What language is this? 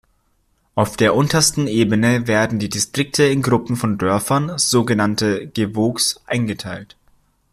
German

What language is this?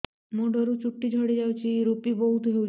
Odia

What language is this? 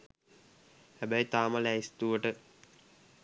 Sinhala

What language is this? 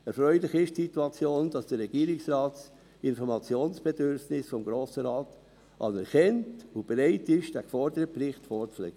Swiss German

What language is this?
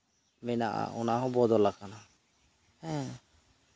Santali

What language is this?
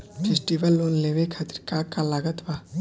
Bhojpuri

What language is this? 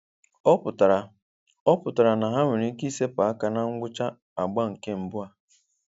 Igbo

